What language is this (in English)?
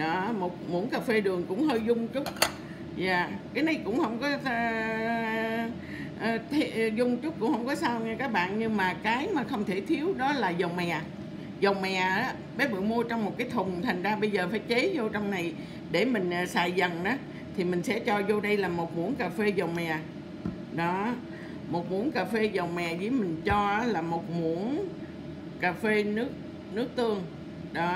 Vietnamese